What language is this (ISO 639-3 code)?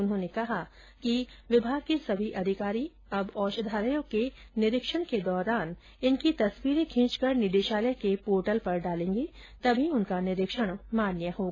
hin